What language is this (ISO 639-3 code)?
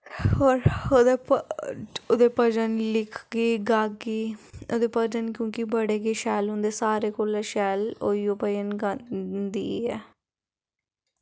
doi